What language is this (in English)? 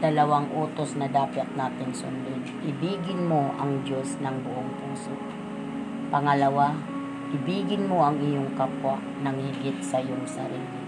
Filipino